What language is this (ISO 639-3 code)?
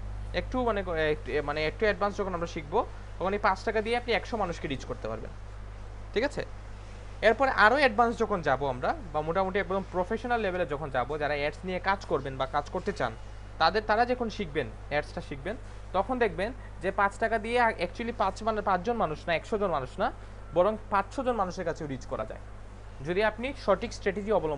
hin